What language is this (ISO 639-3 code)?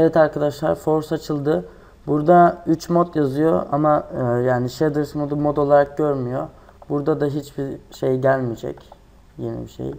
tur